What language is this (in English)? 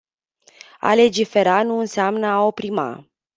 Romanian